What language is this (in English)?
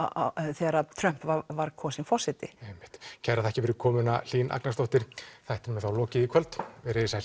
Icelandic